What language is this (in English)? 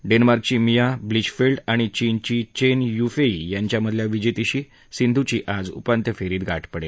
Marathi